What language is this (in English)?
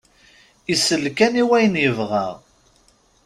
Kabyle